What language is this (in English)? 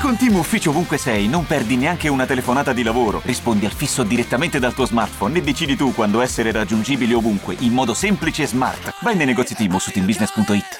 Italian